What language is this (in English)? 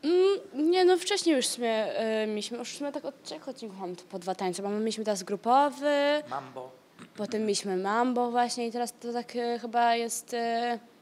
Polish